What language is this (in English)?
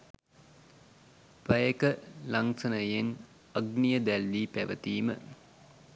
Sinhala